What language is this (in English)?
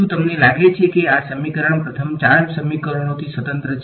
Gujarati